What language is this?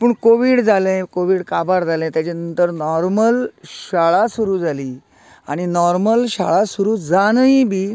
Konkani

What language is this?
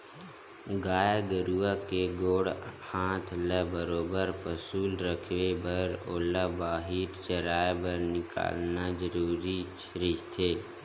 Chhattisgarhi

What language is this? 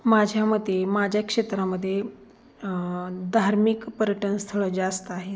Marathi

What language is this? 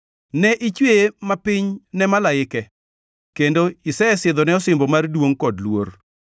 Luo (Kenya and Tanzania)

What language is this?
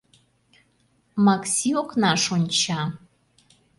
Mari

